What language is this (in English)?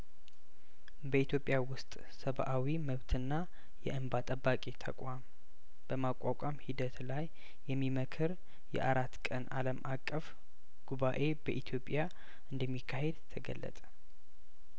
Amharic